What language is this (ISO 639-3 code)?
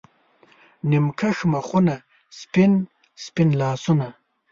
pus